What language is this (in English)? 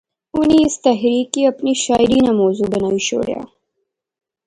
Pahari-Potwari